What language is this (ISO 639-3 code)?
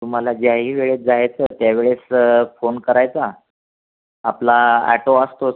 mar